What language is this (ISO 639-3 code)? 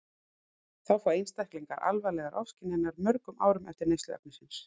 isl